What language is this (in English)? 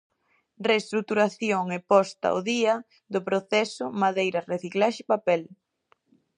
Galician